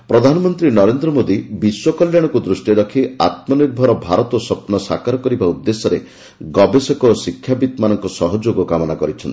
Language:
Odia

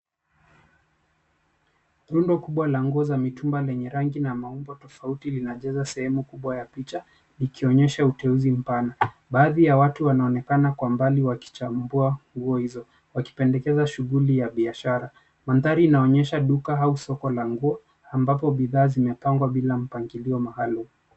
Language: Swahili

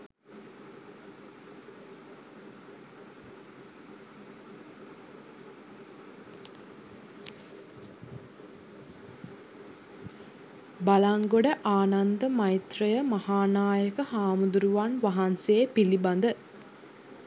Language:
Sinhala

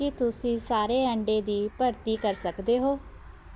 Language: Punjabi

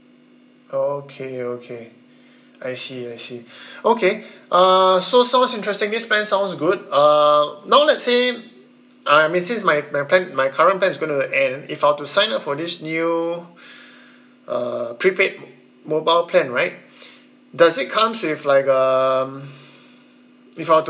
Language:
English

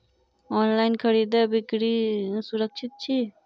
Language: Maithili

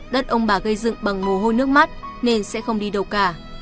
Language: Vietnamese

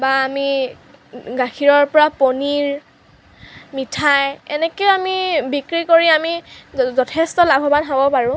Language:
Assamese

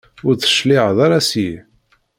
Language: Kabyle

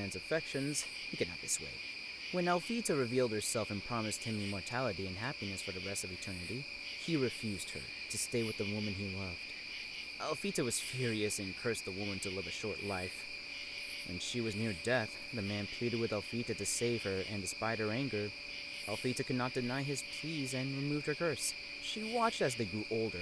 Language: English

